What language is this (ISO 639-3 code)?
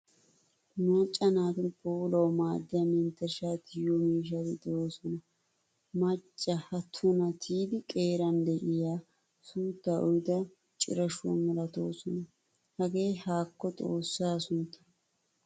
wal